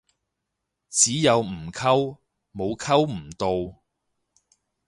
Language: Cantonese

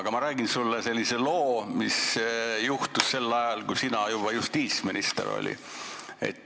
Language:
Estonian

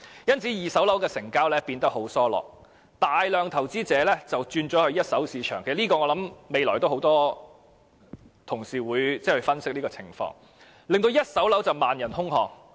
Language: Cantonese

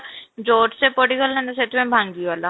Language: Odia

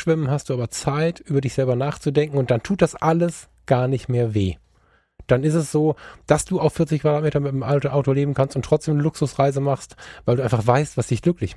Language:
German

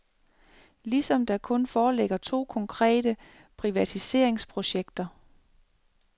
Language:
Danish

